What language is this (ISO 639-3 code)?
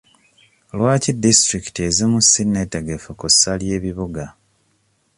lug